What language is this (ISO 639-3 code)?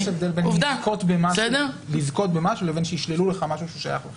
heb